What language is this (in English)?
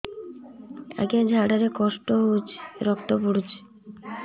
Odia